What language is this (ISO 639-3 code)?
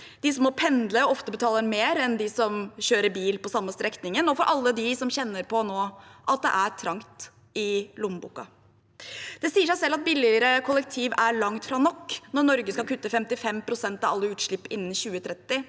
nor